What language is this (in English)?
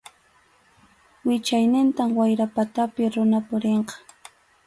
Arequipa-La Unión Quechua